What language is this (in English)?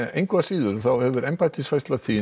Icelandic